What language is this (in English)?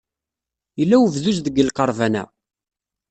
Kabyle